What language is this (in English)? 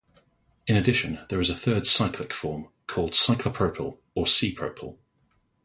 English